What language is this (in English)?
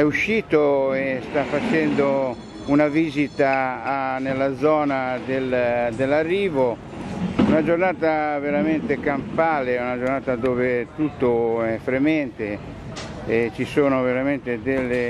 Italian